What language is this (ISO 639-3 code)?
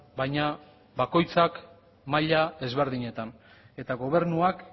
eus